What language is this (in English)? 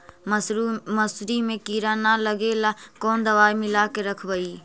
Magahi